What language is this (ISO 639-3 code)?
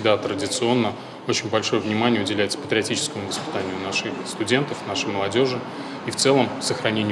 rus